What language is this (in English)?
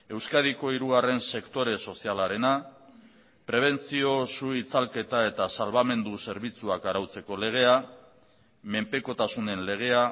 Basque